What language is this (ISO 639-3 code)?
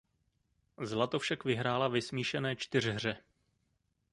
ces